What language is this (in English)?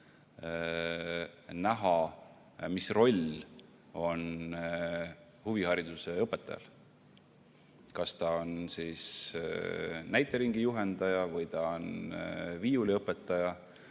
Estonian